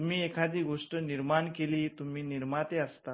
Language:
Marathi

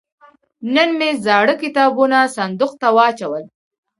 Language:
Pashto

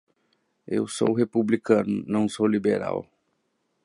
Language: Portuguese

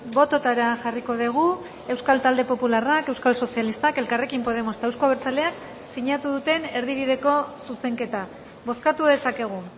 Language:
Basque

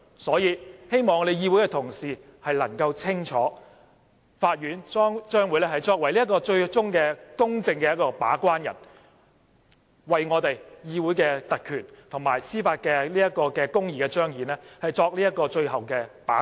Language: Cantonese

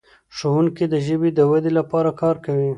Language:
Pashto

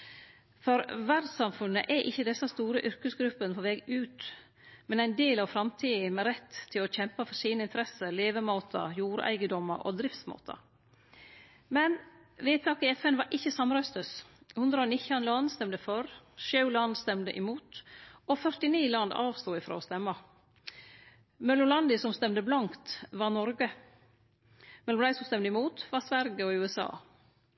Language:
Norwegian Nynorsk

